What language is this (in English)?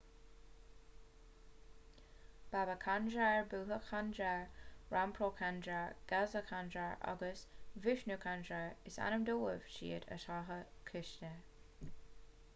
Irish